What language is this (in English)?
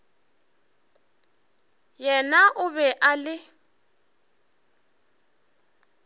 Northern Sotho